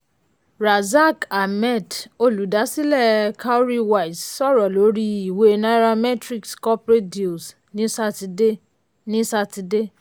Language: Yoruba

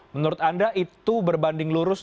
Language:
Indonesian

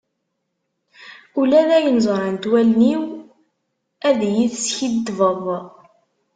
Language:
Kabyle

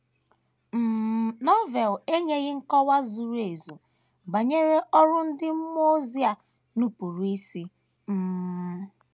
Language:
Igbo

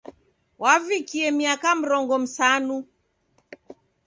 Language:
Taita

